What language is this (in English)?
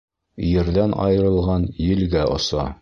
Bashkir